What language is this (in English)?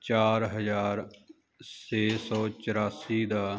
Punjabi